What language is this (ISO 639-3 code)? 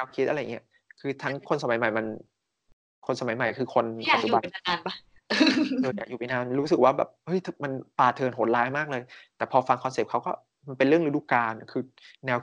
tha